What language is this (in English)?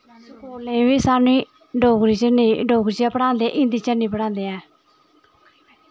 Dogri